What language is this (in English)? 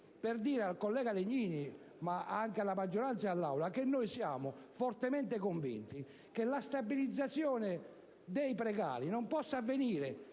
Italian